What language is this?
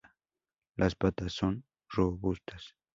Spanish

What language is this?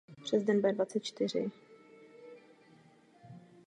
Czech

